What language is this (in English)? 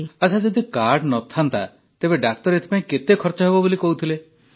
Odia